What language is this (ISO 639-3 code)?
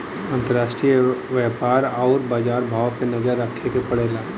bho